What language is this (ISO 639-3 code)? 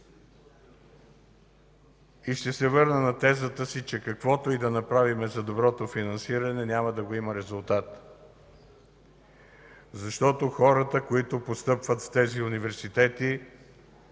bul